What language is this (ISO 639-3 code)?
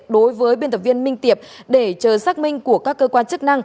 vie